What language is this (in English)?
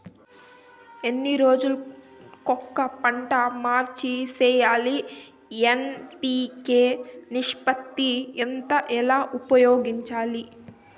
Telugu